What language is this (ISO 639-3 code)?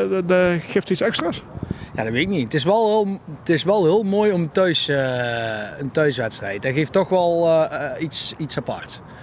nld